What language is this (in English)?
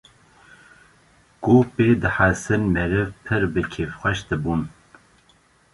Kurdish